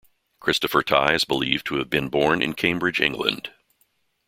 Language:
English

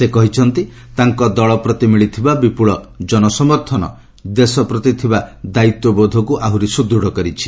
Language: Odia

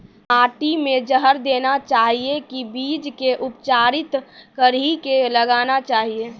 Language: Maithili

